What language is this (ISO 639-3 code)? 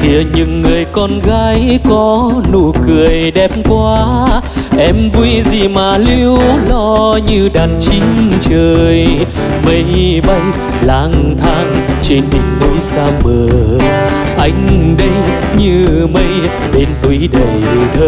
vie